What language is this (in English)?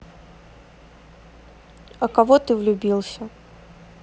Russian